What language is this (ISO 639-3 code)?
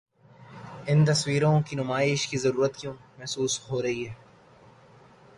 urd